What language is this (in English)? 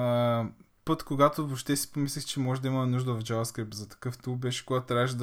Bulgarian